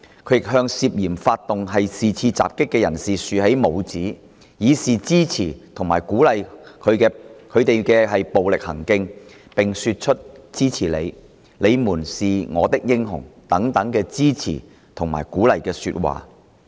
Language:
Cantonese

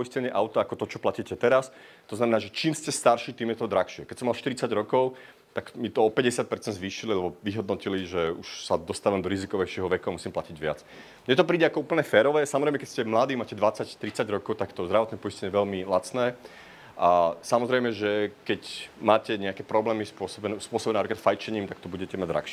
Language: Czech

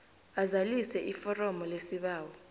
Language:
South Ndebele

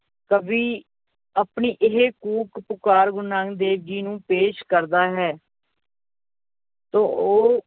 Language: Punjabi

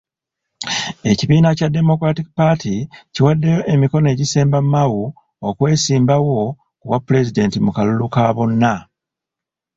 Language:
Ganda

